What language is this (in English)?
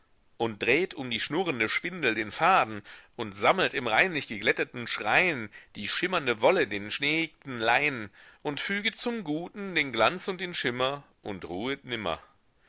German